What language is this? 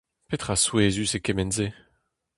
Breton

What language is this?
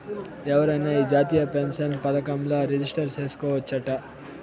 Telugu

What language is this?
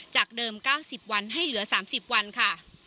Thai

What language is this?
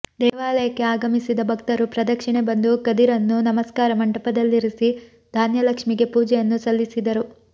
Kannada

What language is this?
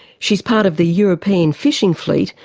English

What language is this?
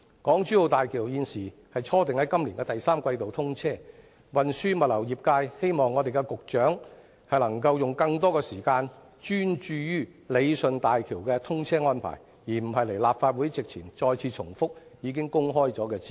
Cantonese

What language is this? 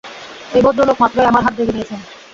Bangla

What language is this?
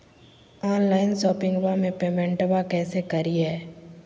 Magahi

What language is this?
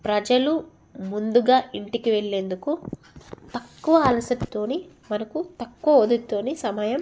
Telugu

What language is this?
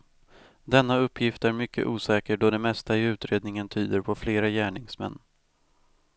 Swedish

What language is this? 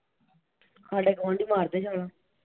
Punjabi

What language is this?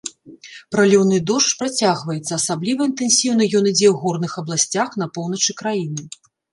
Belarusian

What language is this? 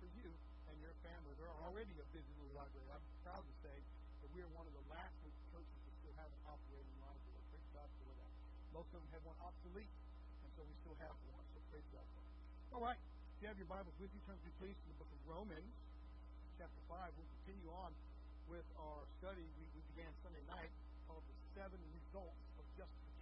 English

